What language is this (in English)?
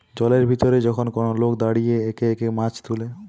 Bangla